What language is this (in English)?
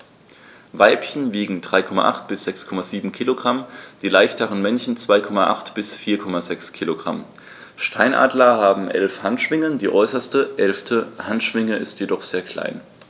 German